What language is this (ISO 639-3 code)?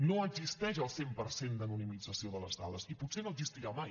cat